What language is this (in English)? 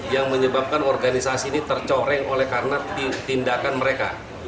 Indonesian